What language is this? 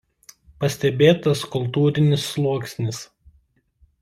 Lithuanian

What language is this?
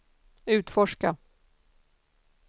Swedish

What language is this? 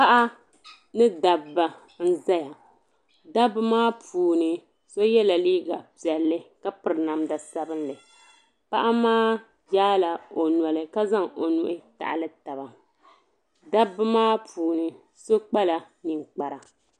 Dagbani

